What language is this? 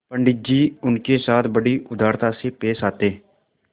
Hindi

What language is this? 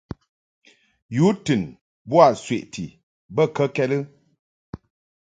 Mungaka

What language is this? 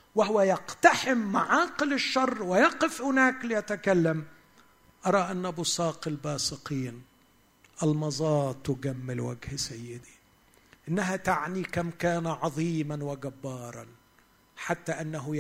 Arabic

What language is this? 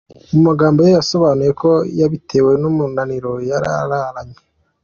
Kinyarwanda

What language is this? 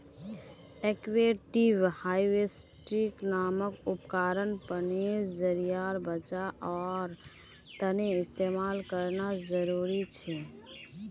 Magahi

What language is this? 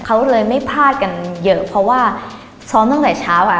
Thai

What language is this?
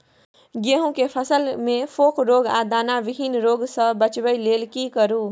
Maithili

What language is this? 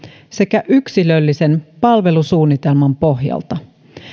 Finnish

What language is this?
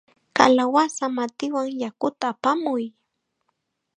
Chiquián Ancash Quechua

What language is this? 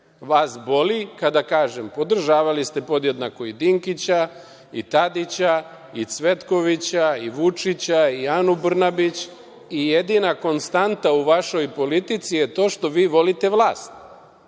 Serbian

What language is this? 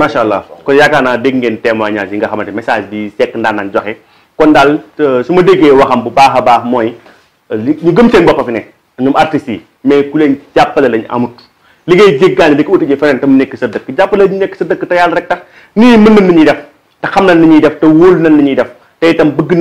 Romanian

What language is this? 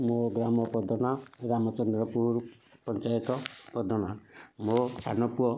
Odia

